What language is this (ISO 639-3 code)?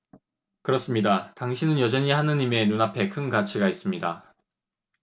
kor